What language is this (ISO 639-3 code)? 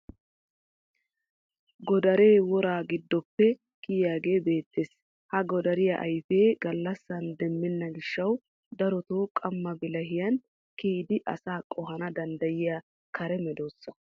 wal